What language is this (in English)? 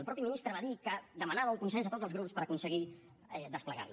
Catalan